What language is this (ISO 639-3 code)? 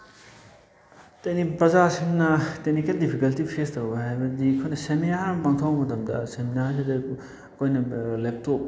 mni